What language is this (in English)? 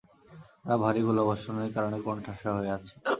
Bangla